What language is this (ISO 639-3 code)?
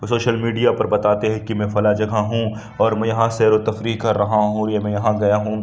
urd